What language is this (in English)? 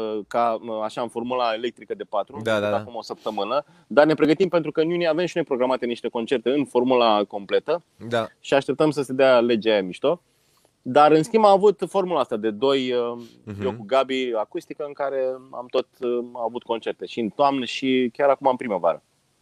Romanian